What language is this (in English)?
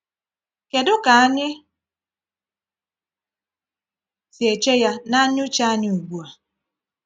Igbo